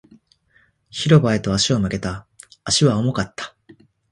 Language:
Japanese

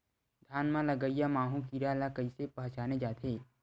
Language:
Chhattisgarhi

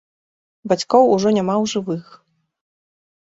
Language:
Belarusian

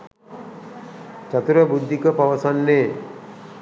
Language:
Sinhala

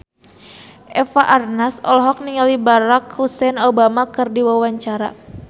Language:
Sundanese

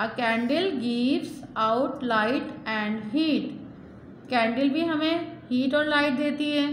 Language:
Hindi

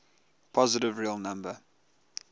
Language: English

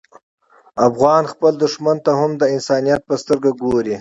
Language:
Pashto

